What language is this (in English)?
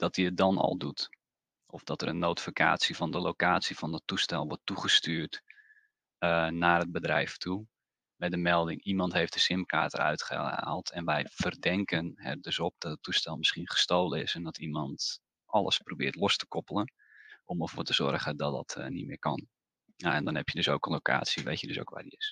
Dutch